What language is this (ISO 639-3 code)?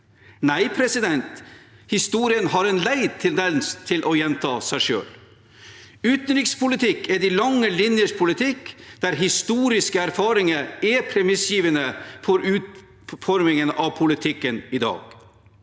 nor